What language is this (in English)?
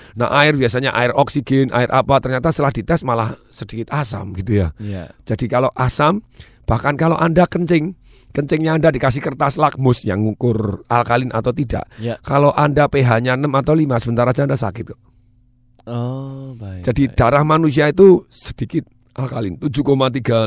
Indonesian